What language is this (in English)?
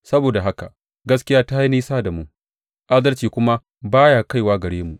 Hausa